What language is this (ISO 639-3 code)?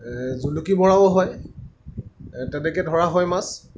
asm